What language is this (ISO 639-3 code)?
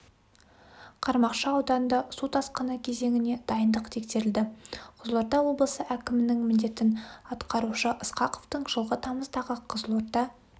kaz